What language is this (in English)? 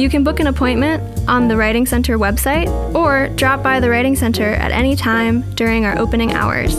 English